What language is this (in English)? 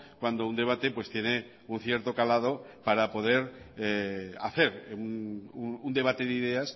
Spanish